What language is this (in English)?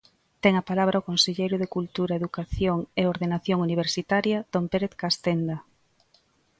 Galician